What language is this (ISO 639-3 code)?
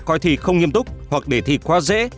vie